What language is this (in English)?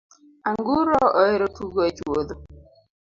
Luo (Kenya and Tanzania)